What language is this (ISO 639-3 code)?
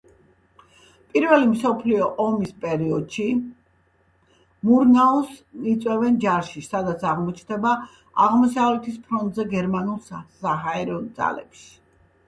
kat